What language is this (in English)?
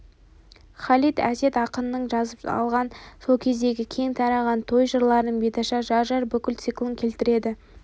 Kazakh